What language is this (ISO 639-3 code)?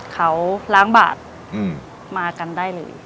tha